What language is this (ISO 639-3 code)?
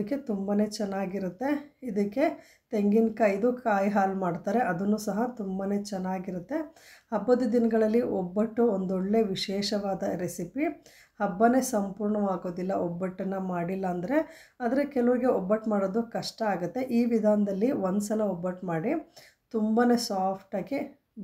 kan